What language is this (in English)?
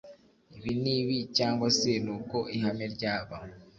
Kinyarwanda